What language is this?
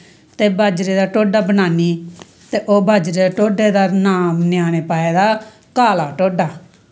Dogri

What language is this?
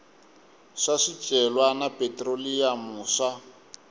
Tsonga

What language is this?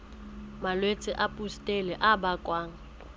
Southern Sotho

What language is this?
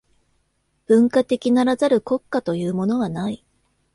Japanese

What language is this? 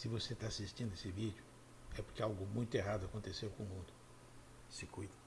Portuguese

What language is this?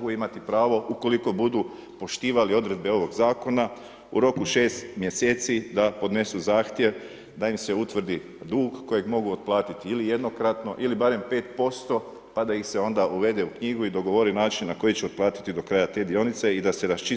Croatian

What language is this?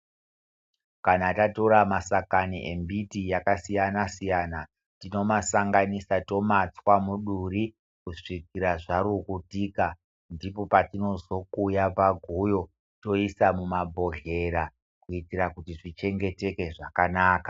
Ndau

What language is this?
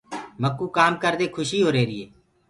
Gurgula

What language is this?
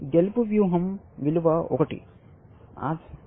Telugu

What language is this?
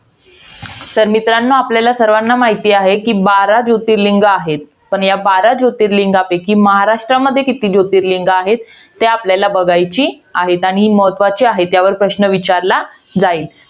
Marathi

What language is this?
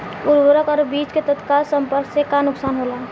Bhojpuri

